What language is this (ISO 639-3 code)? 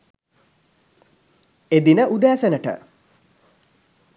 sin